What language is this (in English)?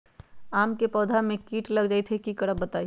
Magahi